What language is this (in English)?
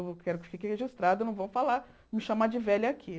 Portuguese